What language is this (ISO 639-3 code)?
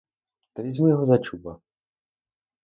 ukr